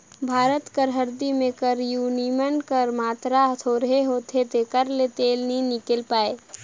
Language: Chhattisgarhi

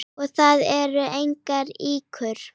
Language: Icelandic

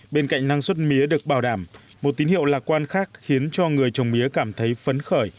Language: Vietnamese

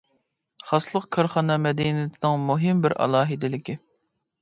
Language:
Uyghur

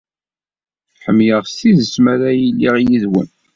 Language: Kabyle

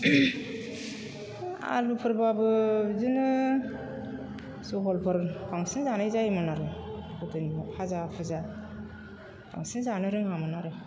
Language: Bodo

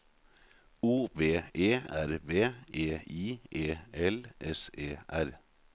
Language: Norwegian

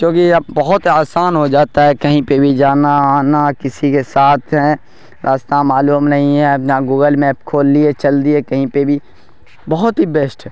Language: Urdu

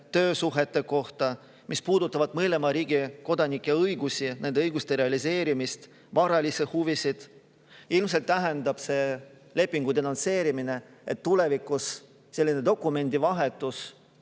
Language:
Estonian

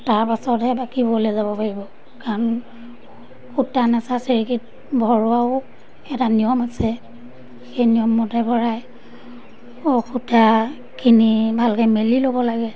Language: Assamese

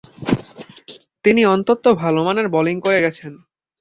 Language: Bangla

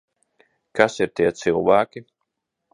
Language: Latvian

